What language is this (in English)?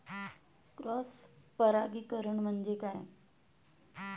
Marathi